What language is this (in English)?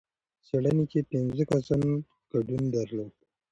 Pashto